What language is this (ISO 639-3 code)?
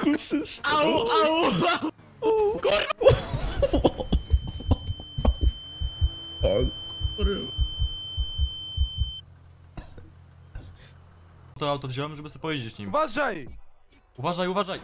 pol